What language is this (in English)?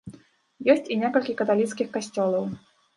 Belarusian